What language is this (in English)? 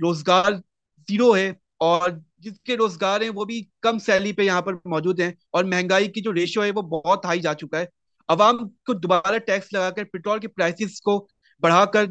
Urdu